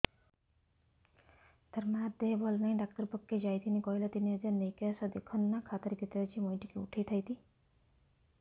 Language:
Odia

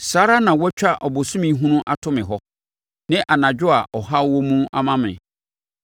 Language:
Akan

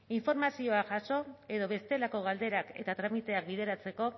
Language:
Basque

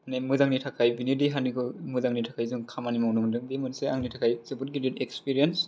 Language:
Bodo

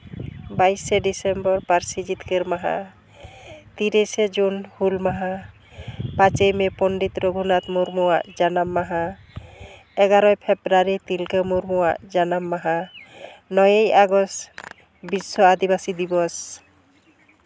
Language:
Santali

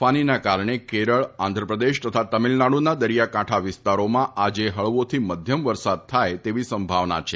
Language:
Gujarati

